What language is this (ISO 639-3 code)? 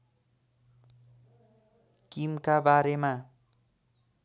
nep